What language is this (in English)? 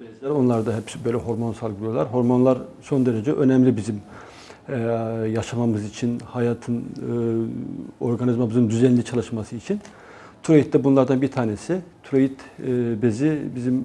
Turkish